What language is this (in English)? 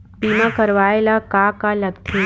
Chhattisgarhi